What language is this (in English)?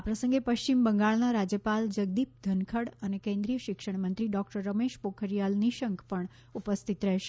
Gujarati